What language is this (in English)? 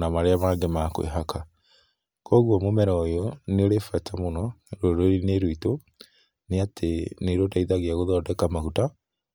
Kikuyu